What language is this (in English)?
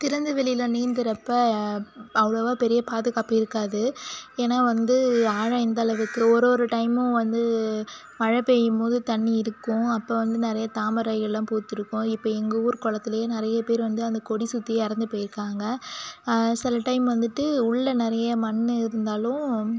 Tamil